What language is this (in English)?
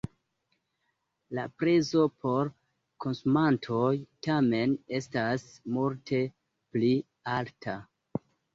Esperanto